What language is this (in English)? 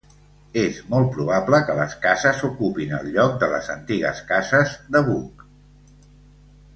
Catalan